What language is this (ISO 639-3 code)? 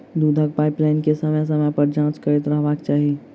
mai